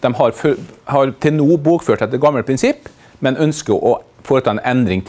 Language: Norwegian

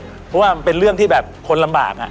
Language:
Thai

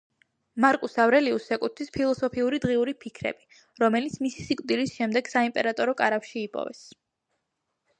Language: Georgian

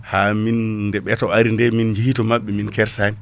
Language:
Fula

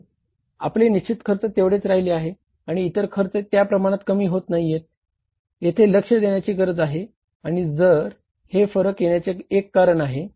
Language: Marathi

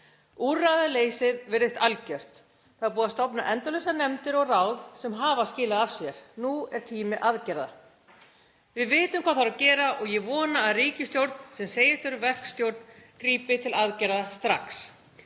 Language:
Icelandic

